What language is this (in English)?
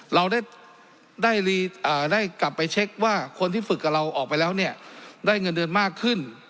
Thai